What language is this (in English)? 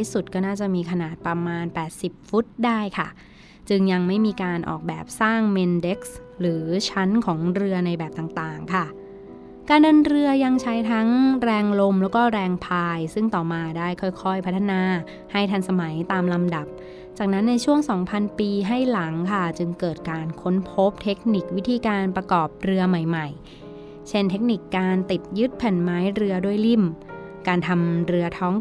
Thai